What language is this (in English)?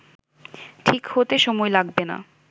Bangla